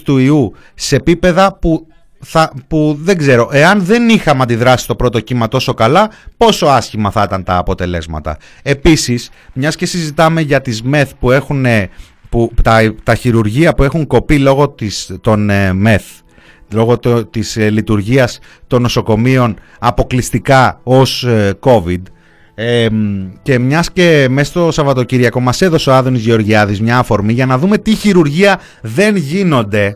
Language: Greek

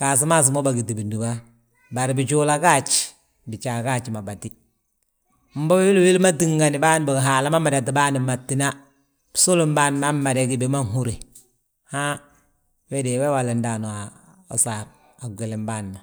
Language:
Balanta-Ganja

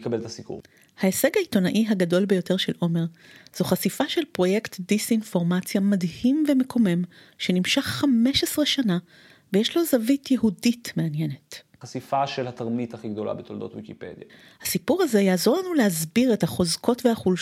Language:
Hebrew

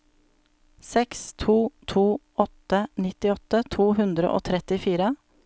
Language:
Norwegian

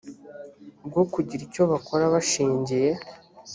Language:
Kinyarwanda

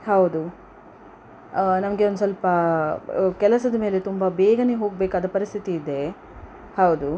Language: Kannada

